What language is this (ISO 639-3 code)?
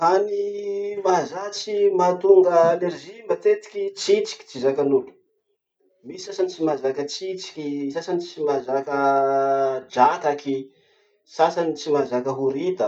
msh